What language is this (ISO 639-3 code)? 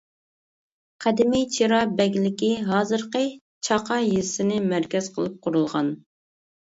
uig